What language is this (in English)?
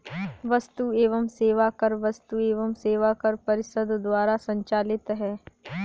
Hindi